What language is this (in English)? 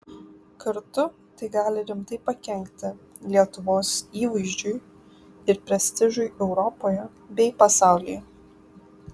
Lithuanian